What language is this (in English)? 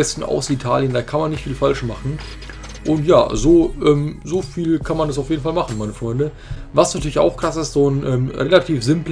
German